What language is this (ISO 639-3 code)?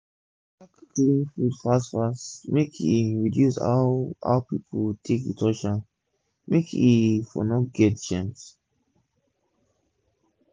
pcm